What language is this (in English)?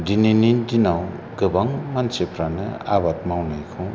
Bodo